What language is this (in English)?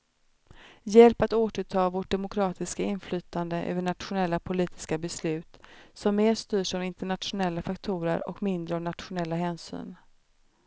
Swedish